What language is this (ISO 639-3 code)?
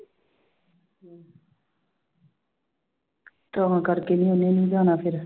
pan